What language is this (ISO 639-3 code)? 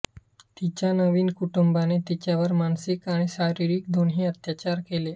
mar